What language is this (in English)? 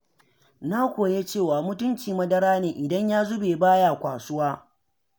Hausa